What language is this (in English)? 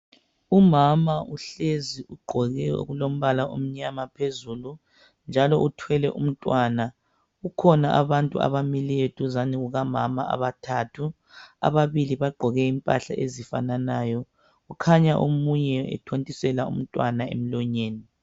North Ndebele